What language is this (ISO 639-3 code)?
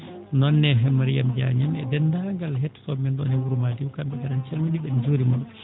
ful